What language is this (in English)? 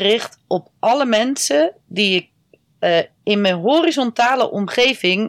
Dutch